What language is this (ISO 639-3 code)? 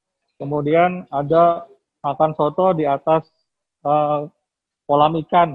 ind